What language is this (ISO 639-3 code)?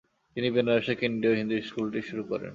ben